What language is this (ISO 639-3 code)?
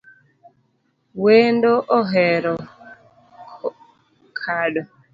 luo